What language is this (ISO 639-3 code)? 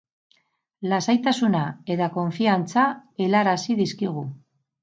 eus